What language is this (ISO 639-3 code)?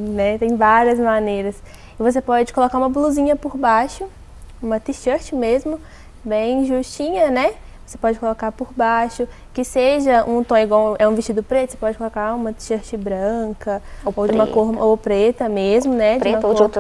por